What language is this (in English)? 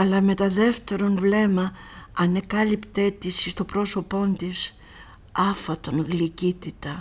Greek